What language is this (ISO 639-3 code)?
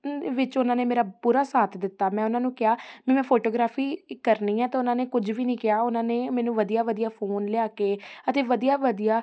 pan